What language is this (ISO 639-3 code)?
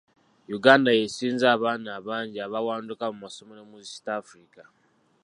lug